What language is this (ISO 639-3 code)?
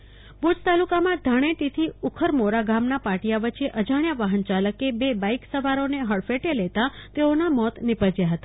guj